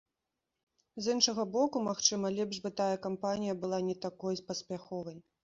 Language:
Belarusian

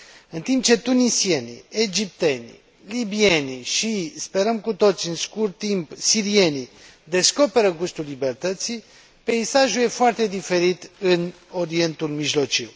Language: Romanian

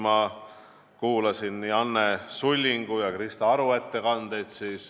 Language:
Estonian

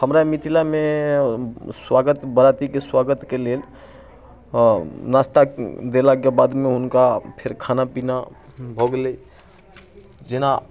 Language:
Maithili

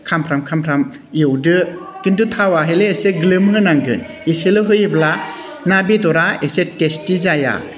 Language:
Bodo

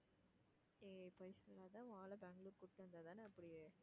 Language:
Tamil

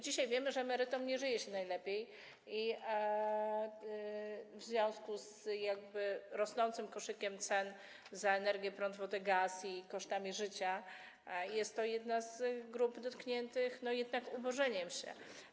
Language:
Polish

